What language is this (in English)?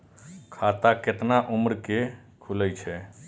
Maithili